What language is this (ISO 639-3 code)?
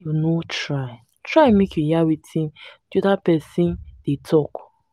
pcm